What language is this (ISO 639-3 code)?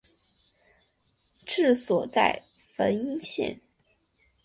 zho